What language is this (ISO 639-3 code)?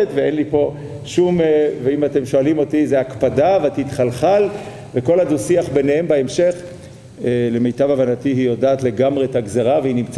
heb